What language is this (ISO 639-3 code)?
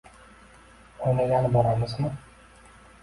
uzb